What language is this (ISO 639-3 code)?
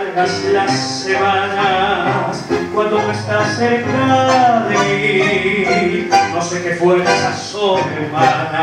ron